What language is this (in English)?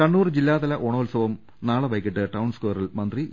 Malayalam